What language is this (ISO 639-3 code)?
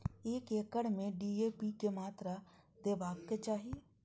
mai